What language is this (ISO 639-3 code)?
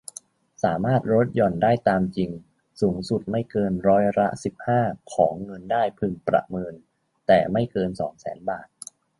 tha